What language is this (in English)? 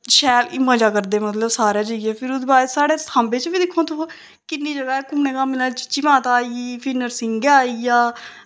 Dogri